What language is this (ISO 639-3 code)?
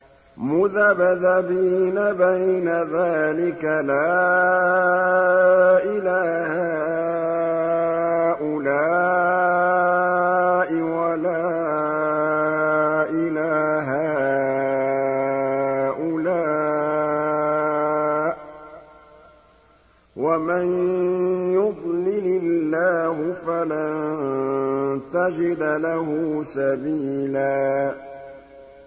ara